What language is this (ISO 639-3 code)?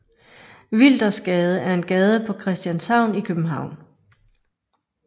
dan